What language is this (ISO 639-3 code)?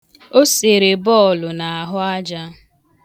ibo